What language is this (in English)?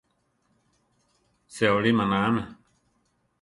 Central Tarahumara